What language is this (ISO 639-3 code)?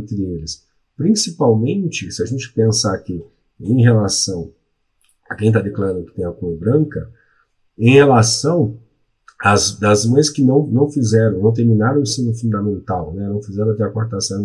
por